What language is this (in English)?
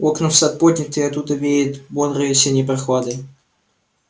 Russian